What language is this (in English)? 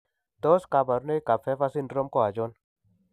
Kalenjin